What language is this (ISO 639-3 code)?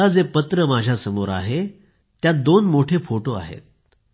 mar